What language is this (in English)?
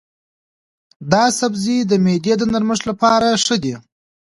Pashto